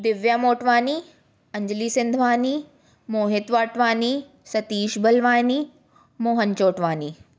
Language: Sindhi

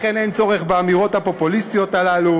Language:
Hebrew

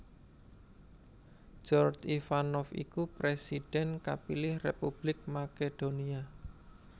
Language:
Javanese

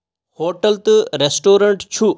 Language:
Kashmiri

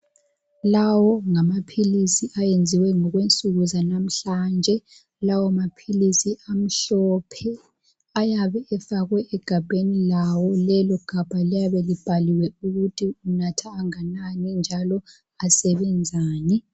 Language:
North Ndebele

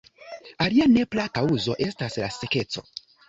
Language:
Esperanto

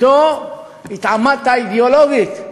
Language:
Hebrew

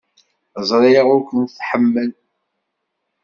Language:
Kabyle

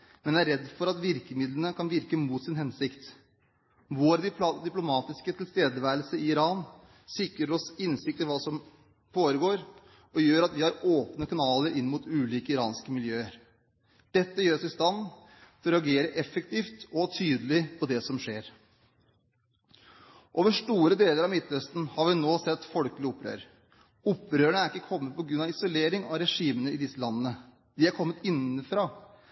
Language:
Norwegian Bokmål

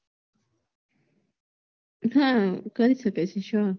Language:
Gujarati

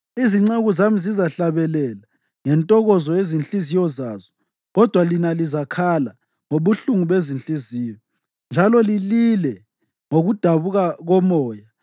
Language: North Ndebele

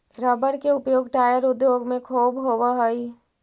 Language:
Magahi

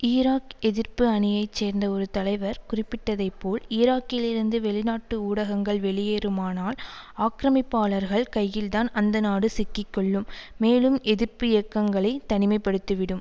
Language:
Tamil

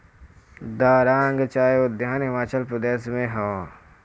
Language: Bhojpuri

